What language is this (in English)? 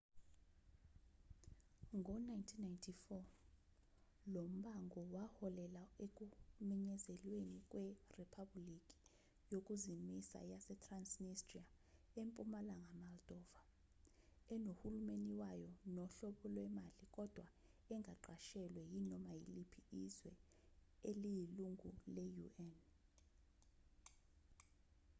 Zulu